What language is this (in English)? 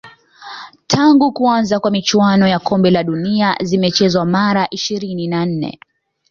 Swahili